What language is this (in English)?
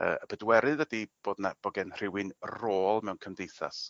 Welsh